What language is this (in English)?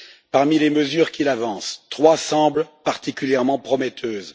French